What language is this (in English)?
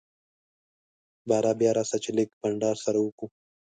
Pashto